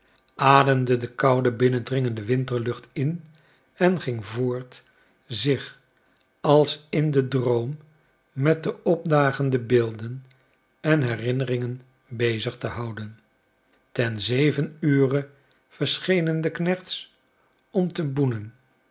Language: Dutch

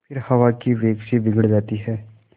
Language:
Hindi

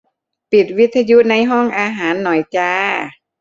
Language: Thai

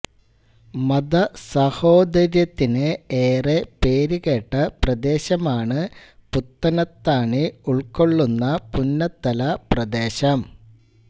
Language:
Malayalam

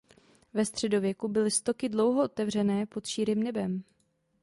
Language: Czech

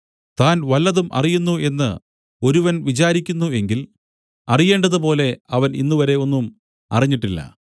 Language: Malayalam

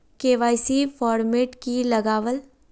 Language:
Magahi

